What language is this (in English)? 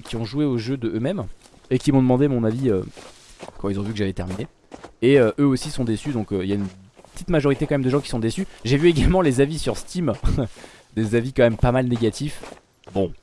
French